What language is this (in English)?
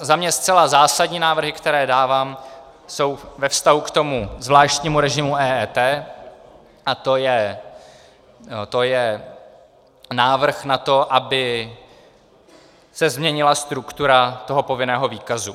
Czech